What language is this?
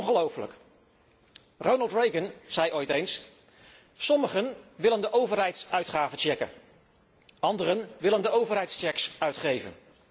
Dutch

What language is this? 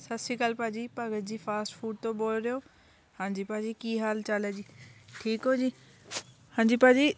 Punjabi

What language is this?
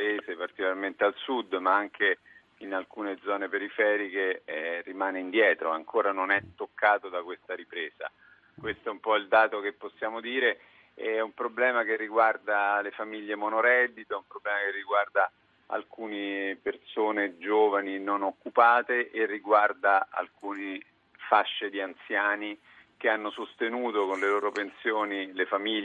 Italian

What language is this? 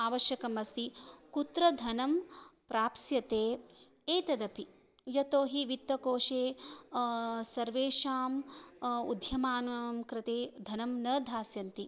Sanskrit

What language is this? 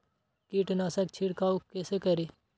Maithili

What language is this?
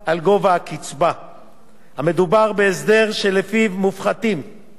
Hebrew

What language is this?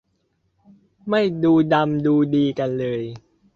Thai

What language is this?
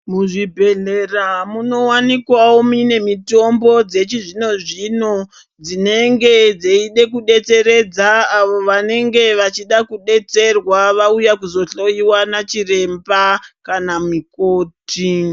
Ndau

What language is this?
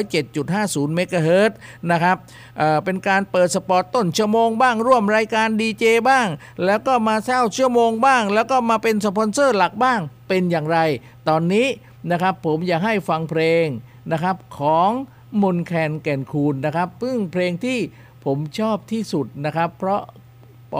Thai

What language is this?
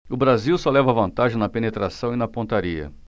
Portuguese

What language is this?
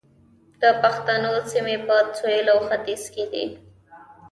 Pashto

